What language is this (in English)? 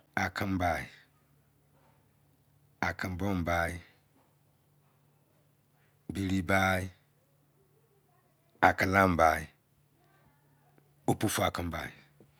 Izon